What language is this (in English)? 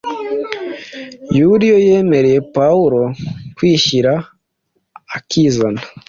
Kinyarwanda